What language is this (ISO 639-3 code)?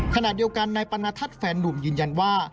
tha